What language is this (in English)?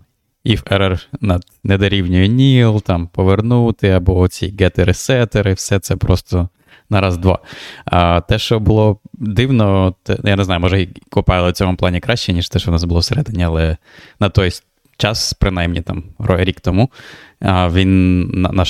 Ukrainian